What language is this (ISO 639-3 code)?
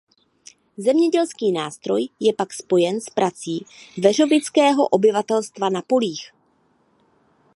ces